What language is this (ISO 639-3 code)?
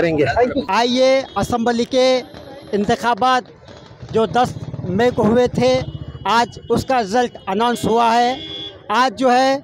hin